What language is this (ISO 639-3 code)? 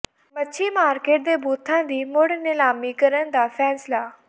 pan